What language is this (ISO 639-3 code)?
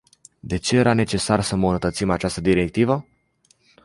ron